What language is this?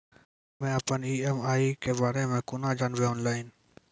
Maithili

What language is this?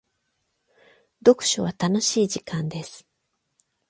Japanese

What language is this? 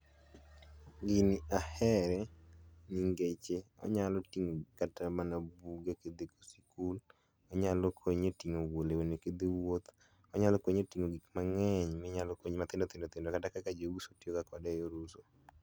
Luo (Kenya and Tanzania)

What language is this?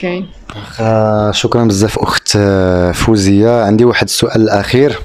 Arabic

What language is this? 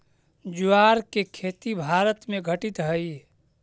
Magahi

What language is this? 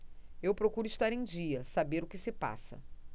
Portuguese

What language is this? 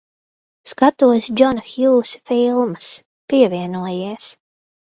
Latvian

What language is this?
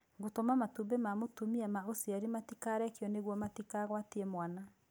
Kikuyu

